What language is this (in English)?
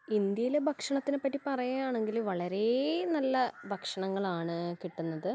Malayalam